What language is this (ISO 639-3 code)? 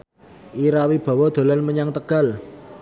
jav